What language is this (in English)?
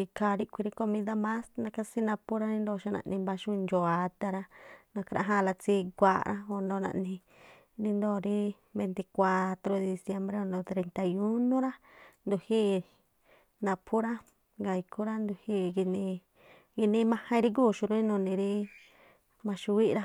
Tlacoapa Me'phaa